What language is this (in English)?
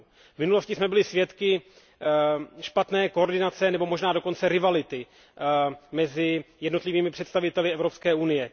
Czech